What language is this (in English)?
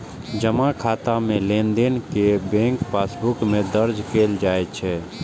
Maithili